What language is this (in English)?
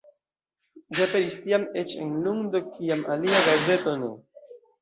Esperanto